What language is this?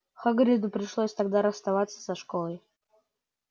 Russian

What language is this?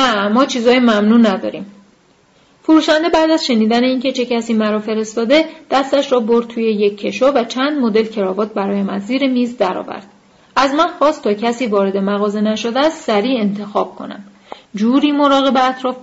Persian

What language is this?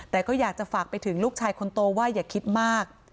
Thai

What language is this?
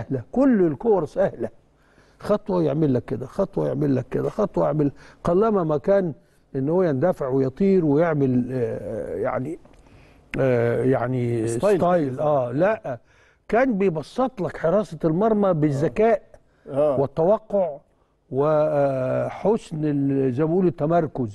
Arabic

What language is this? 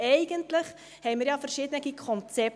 Swiss German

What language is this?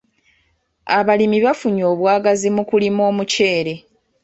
Ganda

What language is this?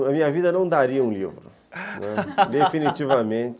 Portuguese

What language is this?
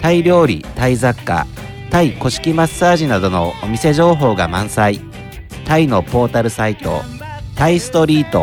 Japanese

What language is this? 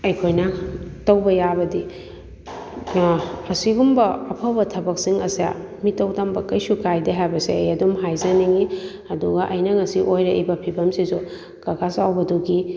Manipuri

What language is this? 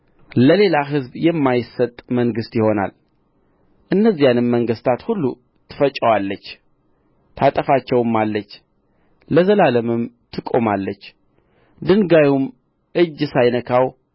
Amharic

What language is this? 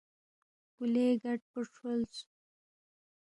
Balti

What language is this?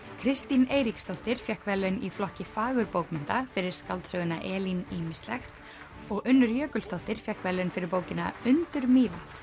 Icelandic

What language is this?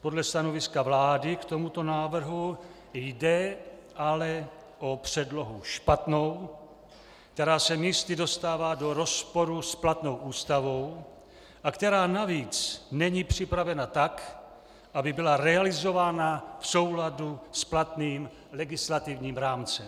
Czech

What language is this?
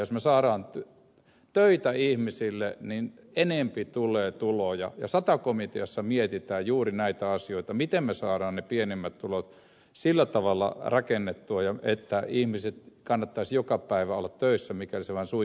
Finnish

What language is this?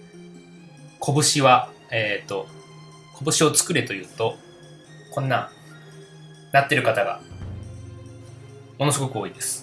Japanese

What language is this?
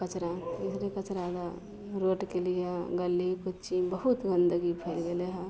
Maithili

